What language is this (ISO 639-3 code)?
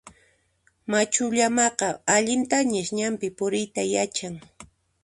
qxp